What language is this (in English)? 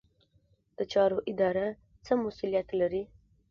Pashto